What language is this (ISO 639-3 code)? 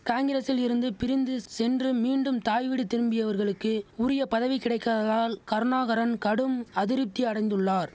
tam